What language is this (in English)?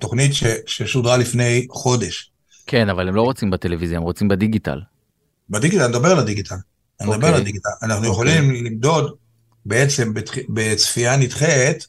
Hebrew